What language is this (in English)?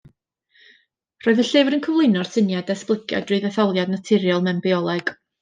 Welsh